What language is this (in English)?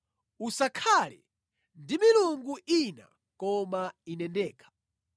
Nyanja